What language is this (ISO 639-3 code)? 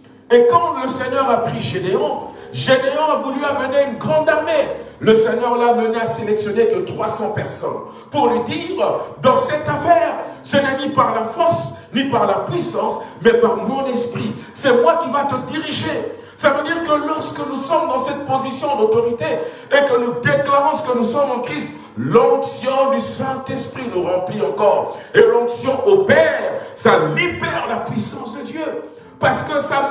fra